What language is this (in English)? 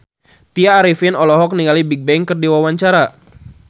Sundanese